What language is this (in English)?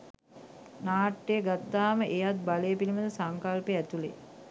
Sinhala